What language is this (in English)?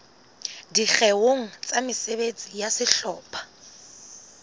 Southern Sotho